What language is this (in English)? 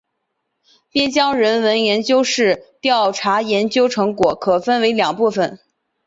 Chinese